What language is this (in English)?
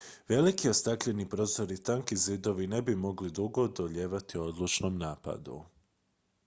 Croatian